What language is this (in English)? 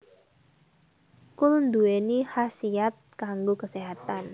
Javanese